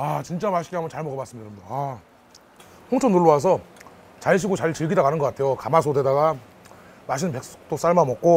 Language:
Korean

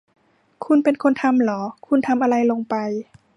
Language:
Thai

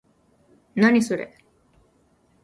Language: Japanese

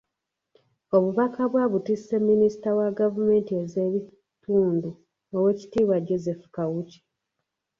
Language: Ganda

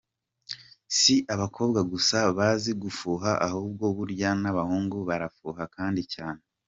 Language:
Kinyarwanda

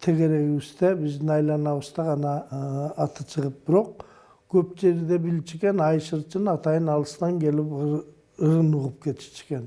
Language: Turkish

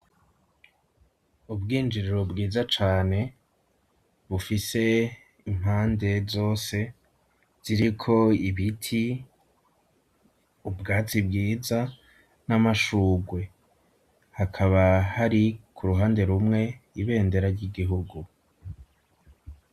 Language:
Rundi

